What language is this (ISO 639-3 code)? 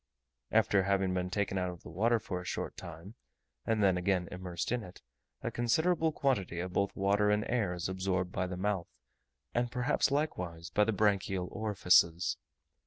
eng